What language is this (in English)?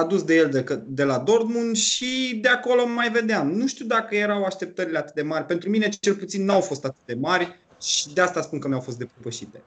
Romanian